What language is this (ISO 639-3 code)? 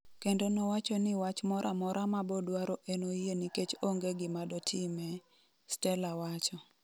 luo